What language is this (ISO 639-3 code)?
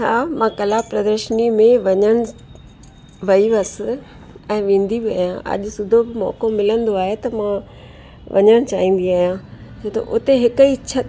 snd